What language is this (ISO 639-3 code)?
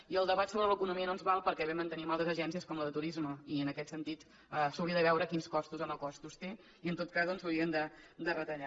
cat